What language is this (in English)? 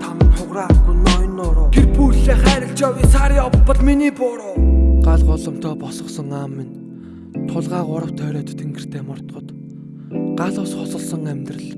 Mongolian